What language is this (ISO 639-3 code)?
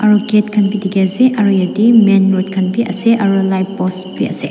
nag